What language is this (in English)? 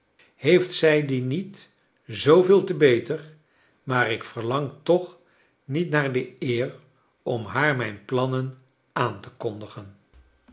Dutch